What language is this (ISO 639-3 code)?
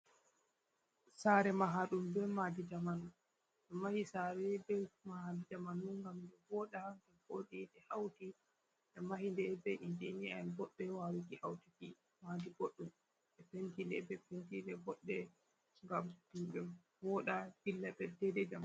ful